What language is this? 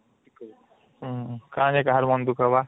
Odia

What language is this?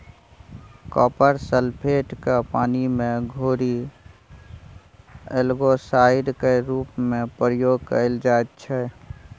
Maithili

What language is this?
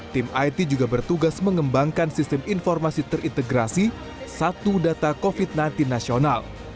Indonesian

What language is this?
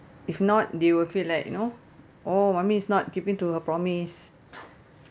English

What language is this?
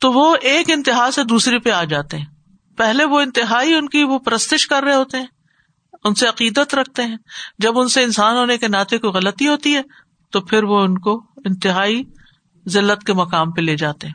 Urdu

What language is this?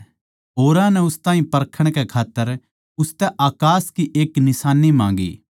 Haryanvi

